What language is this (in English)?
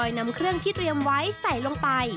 Thai